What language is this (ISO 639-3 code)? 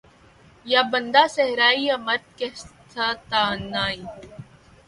urd